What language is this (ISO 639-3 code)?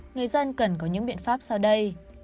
vie